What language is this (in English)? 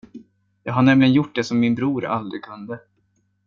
Swedish